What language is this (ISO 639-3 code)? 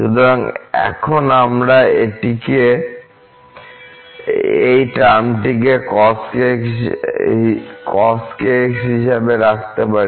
ben